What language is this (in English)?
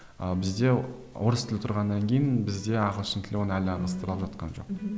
Kazakh